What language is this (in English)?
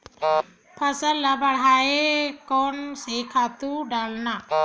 Chhattisgarhi